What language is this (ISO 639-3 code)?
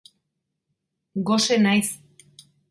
eus